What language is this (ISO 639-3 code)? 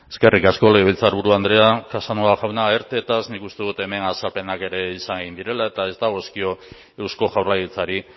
eus